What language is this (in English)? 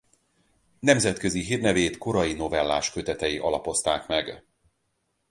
Hungarian